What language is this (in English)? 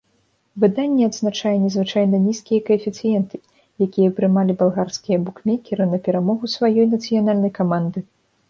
Belarusian